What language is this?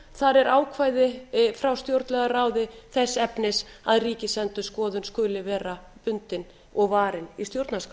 Icelandic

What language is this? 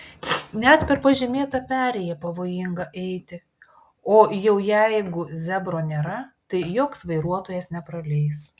Lithuanian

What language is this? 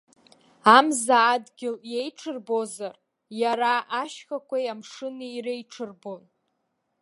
Abkhazian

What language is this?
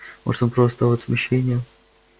Russian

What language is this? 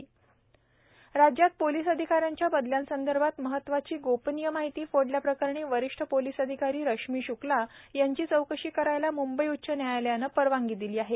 Marathi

